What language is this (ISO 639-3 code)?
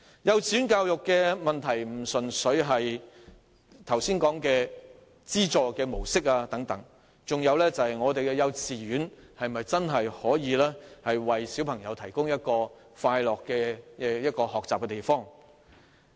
yue